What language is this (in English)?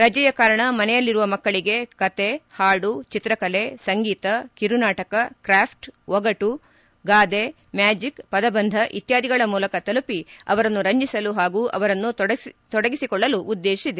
Kannada